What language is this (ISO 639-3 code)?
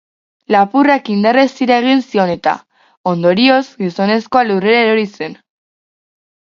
eus